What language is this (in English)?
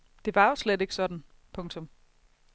Danish